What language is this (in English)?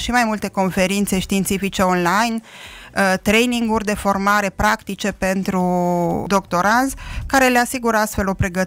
Romanian